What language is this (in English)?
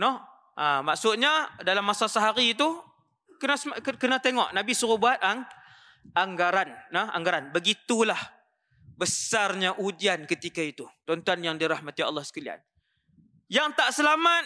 Malay